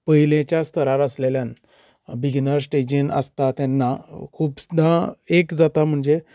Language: Konkani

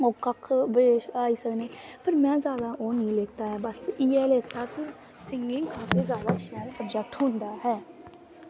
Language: Dogri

